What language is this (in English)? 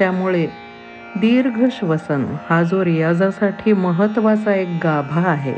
Marathi